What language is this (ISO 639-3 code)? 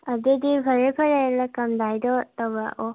mni